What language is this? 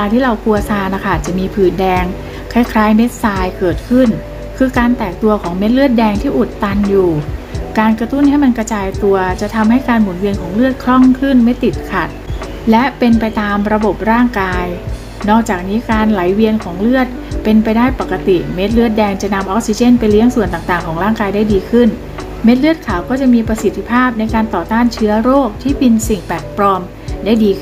Thai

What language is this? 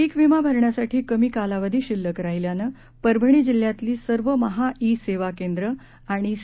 Marathi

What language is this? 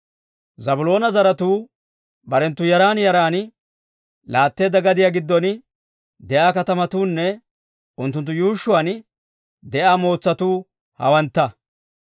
Dawro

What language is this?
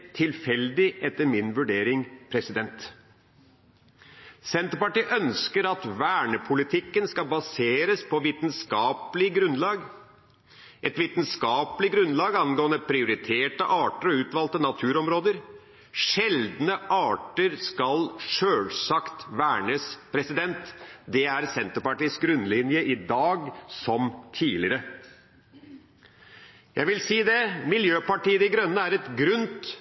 Norwegian Bokmål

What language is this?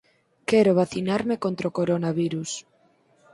Galician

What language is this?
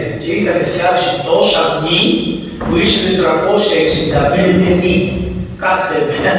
Greek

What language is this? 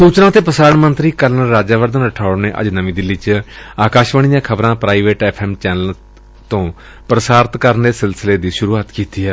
Punjabi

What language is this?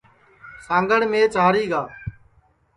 Sansi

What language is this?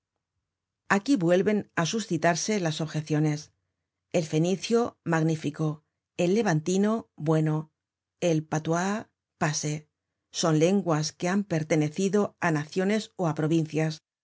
Spanish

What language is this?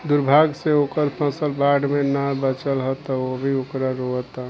Bhojpuri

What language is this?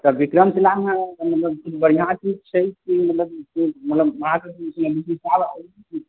Maithili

